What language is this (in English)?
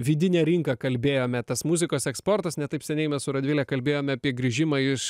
Lithuanian